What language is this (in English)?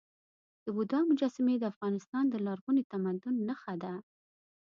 Pashto